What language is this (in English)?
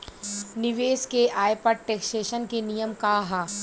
Bhojpuri